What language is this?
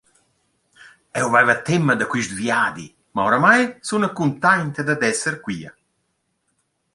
Romansh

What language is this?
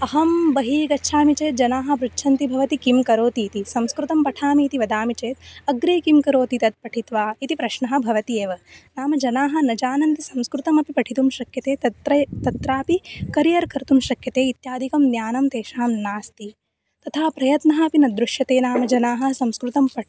Sanskrit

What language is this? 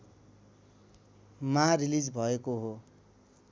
Nepali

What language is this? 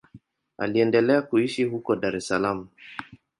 Swahili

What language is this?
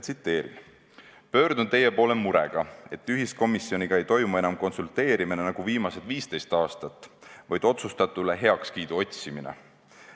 Estonian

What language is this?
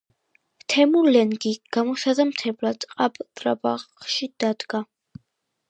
Georgian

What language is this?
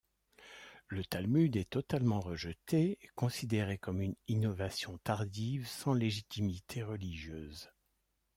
French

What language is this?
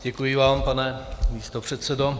Czech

